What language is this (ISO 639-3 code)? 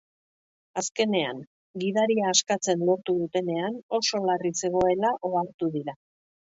eus